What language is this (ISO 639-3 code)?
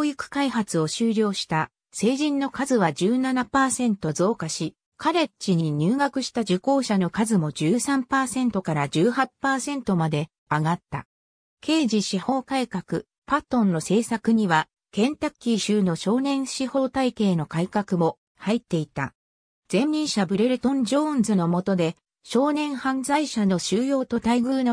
jpn